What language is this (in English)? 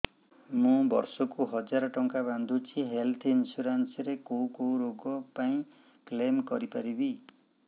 Odia